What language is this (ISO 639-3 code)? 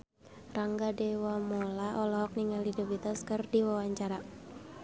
sun